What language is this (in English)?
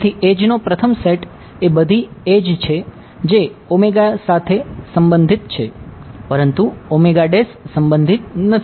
Gujarati